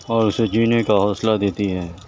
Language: Urdu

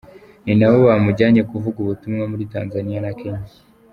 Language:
Kinyarwanda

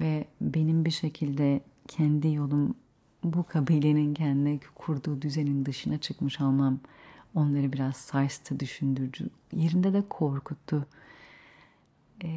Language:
Turkish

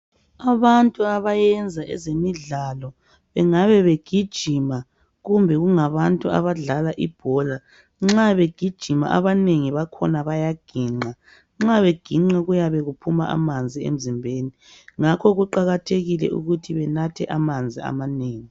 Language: North Ndebele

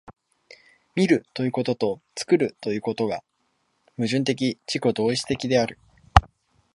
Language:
Japanese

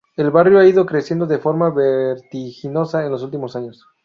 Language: Spanish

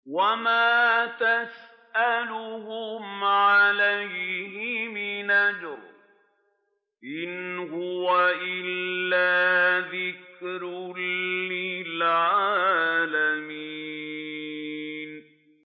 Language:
Arabic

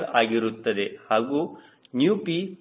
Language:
Kannada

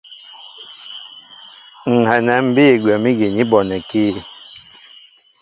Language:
Mbo (Cameroon)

